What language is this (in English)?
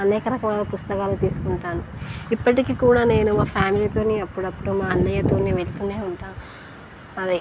Telugu